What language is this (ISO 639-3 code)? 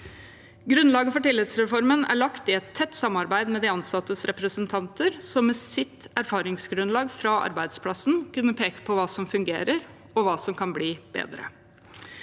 nor